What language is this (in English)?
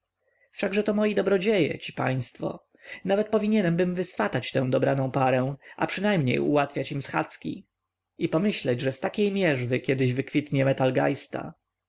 Polish